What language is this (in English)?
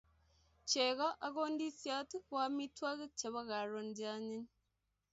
Kalenjin